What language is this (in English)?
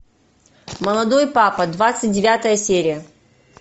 Russian